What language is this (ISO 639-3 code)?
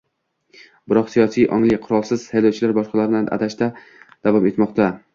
uzb